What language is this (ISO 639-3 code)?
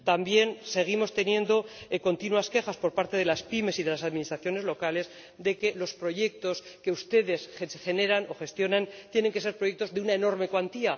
spa